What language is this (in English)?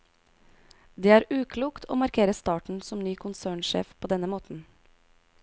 Norwegian